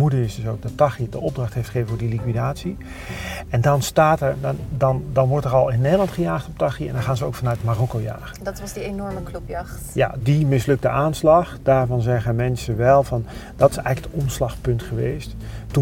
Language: Dutch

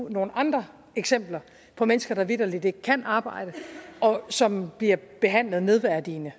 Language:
Danish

